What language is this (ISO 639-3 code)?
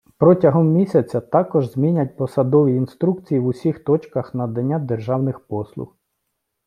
ukr